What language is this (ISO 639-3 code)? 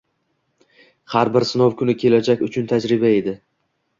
uzb